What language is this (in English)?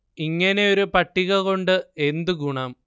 Malayalam